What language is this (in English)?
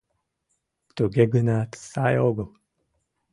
Mari